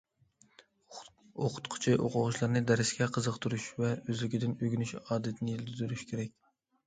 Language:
Uyghur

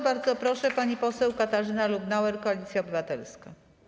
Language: Polish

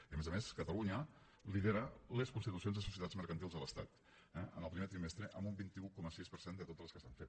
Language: Catalan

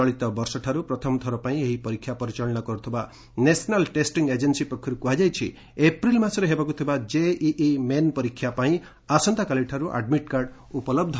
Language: Odia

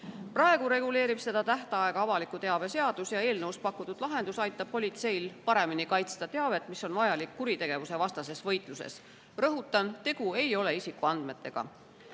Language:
Estonian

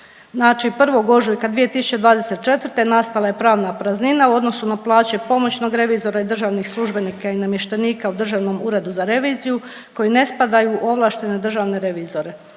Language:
Croatian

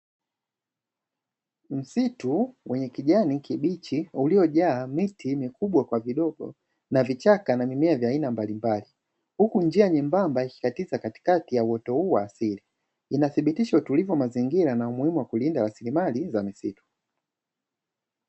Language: Swahili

